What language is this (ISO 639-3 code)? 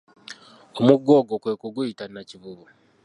lug